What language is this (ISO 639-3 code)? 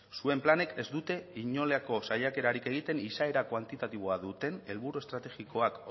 eus